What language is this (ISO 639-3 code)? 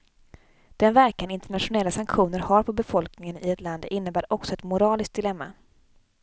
swe